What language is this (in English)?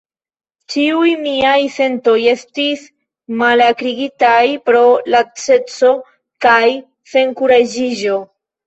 Esperanto